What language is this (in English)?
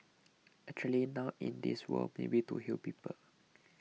English